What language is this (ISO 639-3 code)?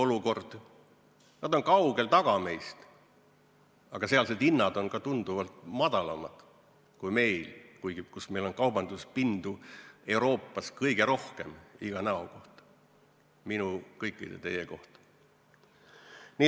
est